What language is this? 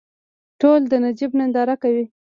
Pashto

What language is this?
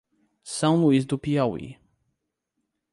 Portuguese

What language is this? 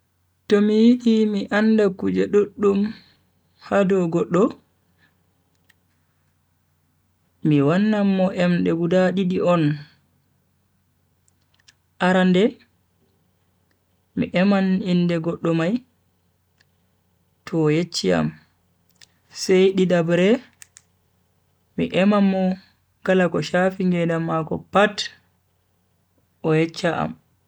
Bagirmi Fulfulde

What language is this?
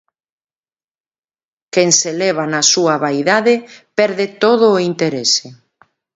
Galician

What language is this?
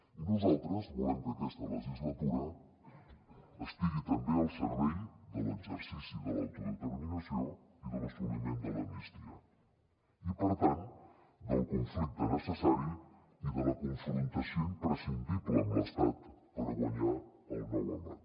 Catalan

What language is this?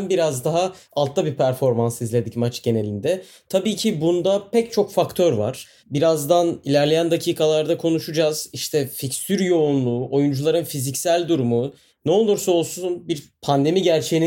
Turkish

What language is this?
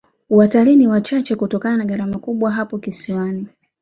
Swahili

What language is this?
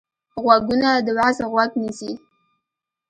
Pashto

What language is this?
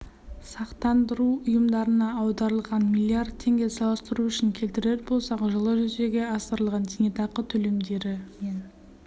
Kazakh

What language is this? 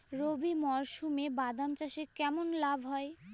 Bangla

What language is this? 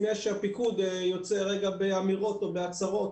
Hebrew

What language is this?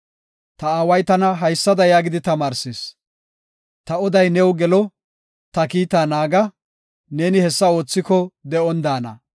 Gofa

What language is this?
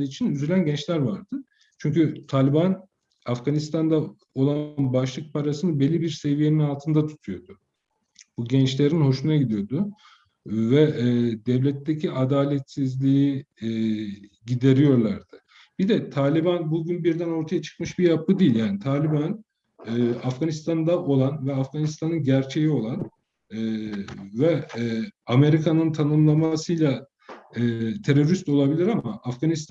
Turkish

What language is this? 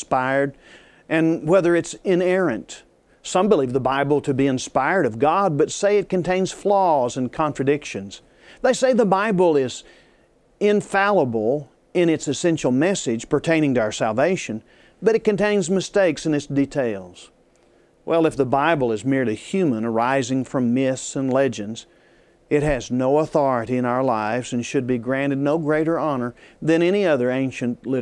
English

